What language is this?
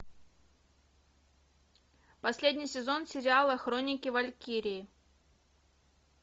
Russian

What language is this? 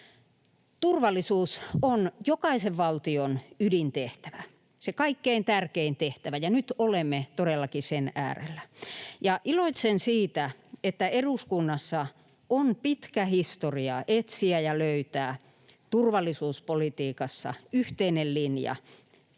Finnish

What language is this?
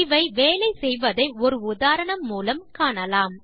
Tamil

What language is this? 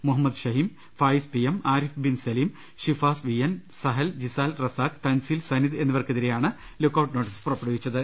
Malayalam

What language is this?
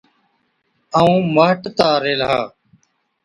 Od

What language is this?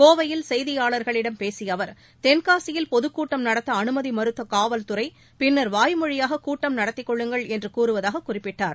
Tamil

